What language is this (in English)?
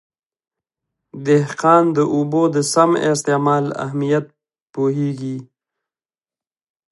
Pashto